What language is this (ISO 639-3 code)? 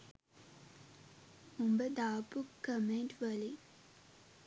sin